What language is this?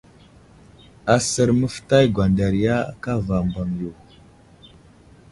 Wuzlam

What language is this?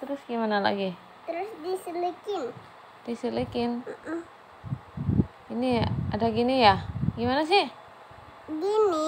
Indonesian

